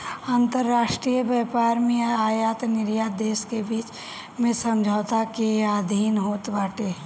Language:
Bhojpuri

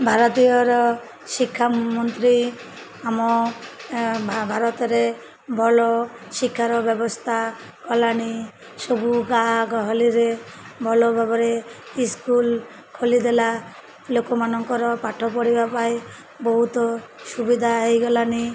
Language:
Odia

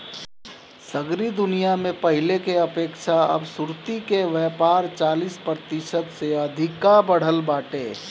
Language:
Bhojpuri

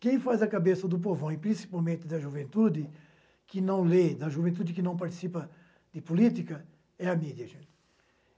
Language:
Portuguese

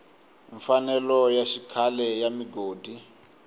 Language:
Tsonga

